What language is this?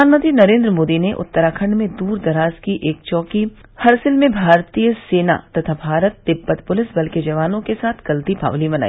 Hindi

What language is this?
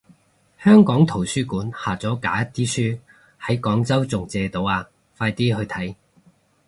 Cantonese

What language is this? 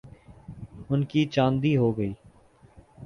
Urdu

